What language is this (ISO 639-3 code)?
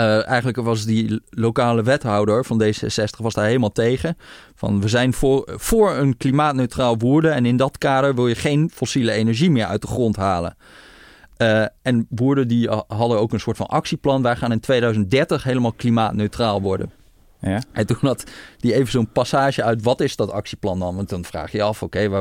nld